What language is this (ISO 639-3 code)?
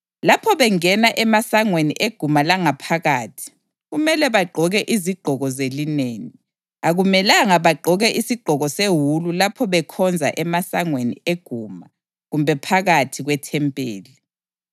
nde